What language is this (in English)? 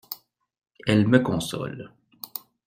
French